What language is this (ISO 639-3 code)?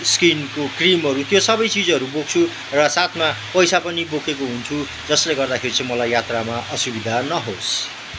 nep